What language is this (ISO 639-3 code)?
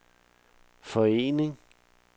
dan